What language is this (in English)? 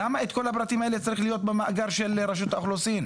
Hebrew